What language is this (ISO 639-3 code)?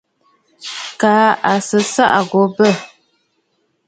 bfd